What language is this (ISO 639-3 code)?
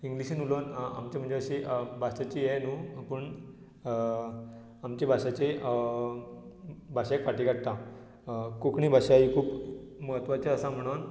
kok